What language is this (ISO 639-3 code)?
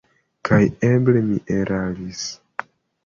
epo